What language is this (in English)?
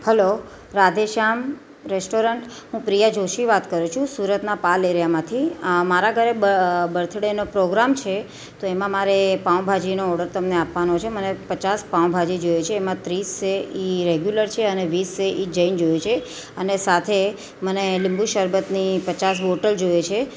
Gujarati